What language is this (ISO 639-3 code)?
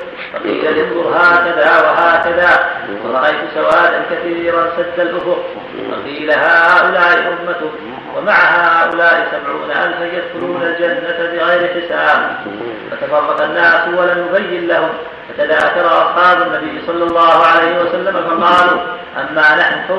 ara